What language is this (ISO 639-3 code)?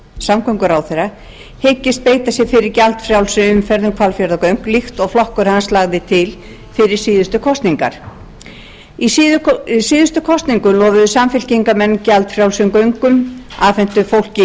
isl